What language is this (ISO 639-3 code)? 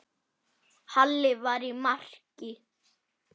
isl